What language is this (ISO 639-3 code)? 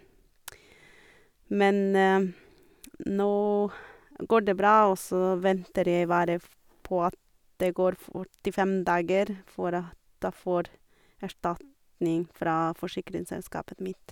nor